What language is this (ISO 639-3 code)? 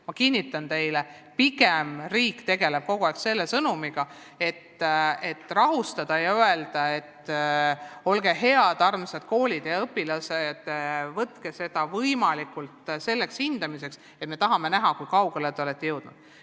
est